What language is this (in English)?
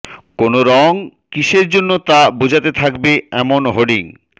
Bangla